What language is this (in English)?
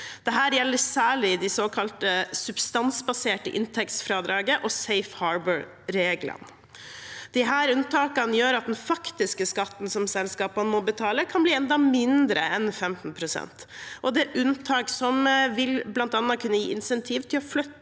Norwegian